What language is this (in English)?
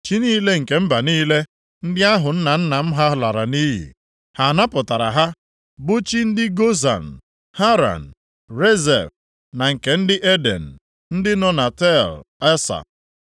Igbo